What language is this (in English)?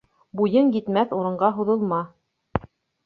Bashkir